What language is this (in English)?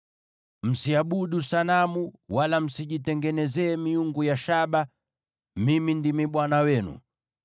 Swahili